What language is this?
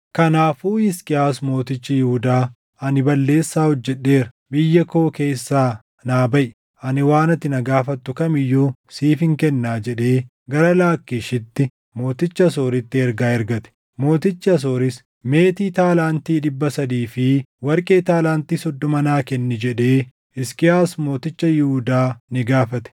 Oromo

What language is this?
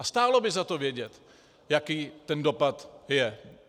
Czech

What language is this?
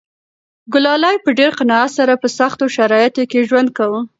Pashto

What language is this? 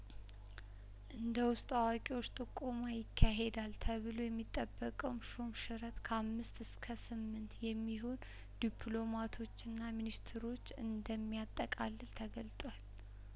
Amharic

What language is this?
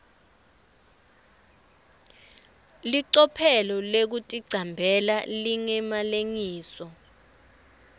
Swati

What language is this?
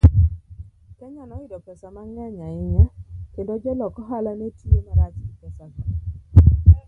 Luo (Kenya and Tanzania)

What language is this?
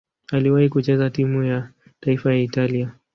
Swahili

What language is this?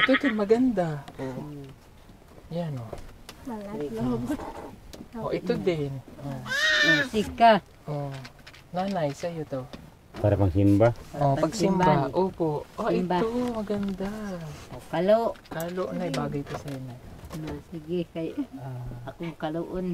Filipino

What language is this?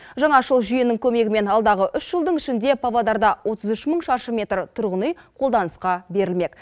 Kazakh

